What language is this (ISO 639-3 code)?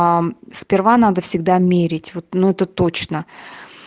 rus